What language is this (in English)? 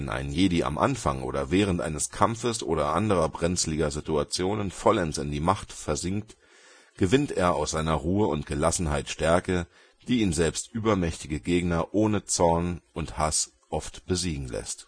German